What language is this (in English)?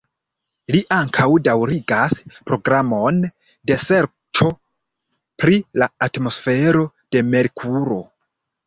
Esperanto